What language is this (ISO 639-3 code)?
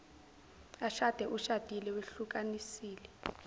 zul